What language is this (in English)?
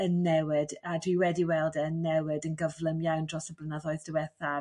Welsh